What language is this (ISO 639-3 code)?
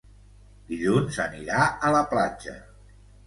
cat